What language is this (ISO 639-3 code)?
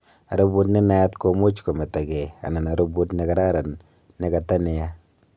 kln